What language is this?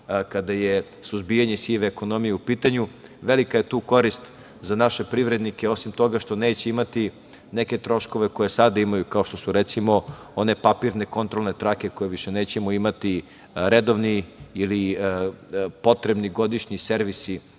Serbian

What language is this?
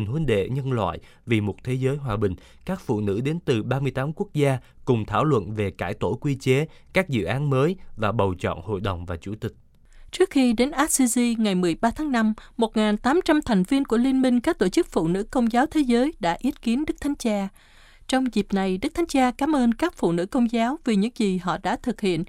Vietnamese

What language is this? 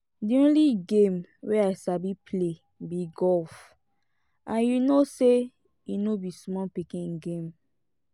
Nigerian Pidgin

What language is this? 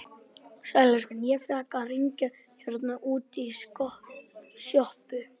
Icelandic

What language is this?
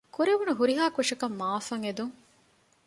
Divehi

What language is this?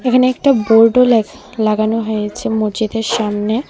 Bangla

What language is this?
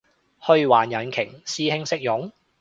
Cantonese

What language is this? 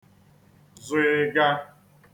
Igbo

